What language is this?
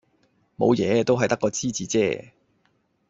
Cantonese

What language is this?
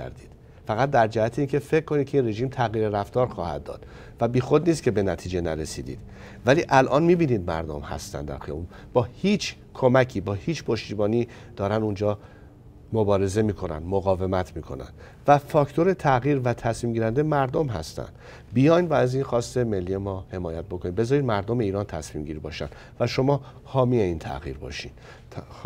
Persian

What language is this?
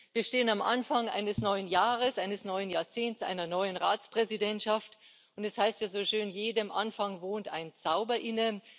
German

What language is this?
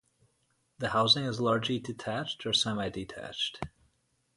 English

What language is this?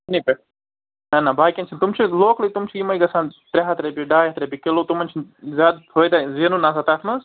Kashmiri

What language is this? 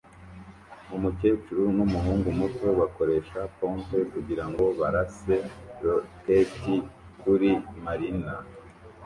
Kinyarwanda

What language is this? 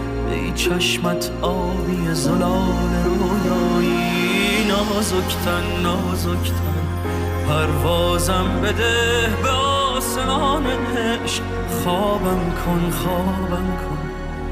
Persian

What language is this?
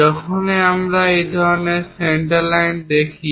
Bangla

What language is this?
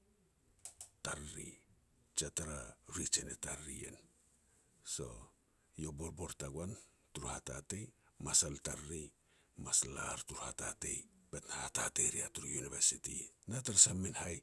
Petats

